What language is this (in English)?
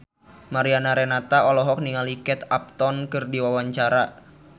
Sundanese